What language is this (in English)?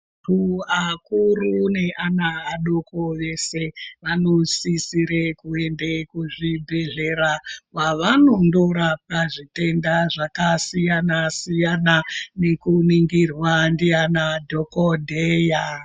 Ndau